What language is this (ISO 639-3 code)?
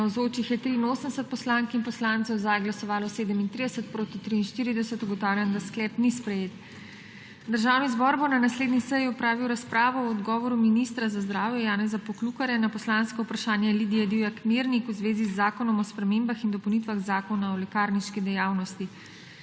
slv